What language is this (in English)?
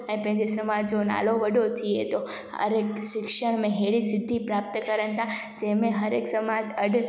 Sindhi